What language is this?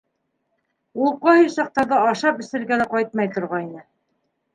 Bashkir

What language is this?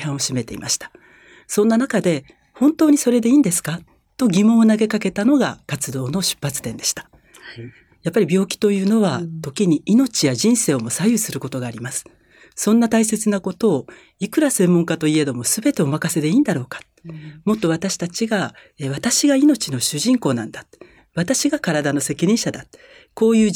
Japanese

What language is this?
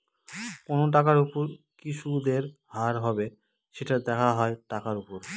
Bangla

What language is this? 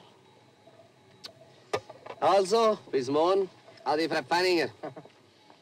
German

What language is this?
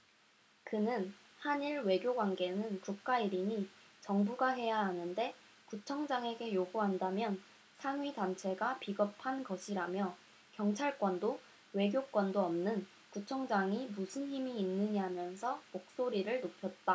Korean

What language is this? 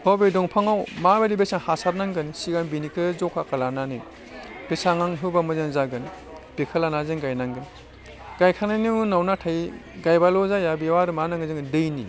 Bodo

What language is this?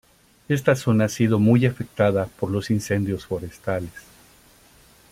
Spanish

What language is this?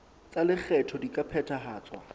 Southern Sotho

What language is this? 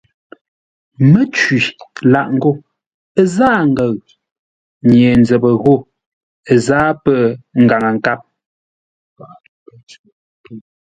Ngombale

